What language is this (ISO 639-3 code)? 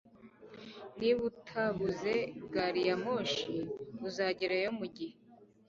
kin